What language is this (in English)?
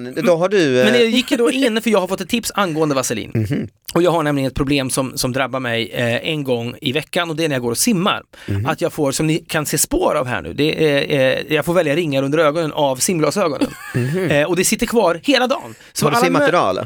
Swedish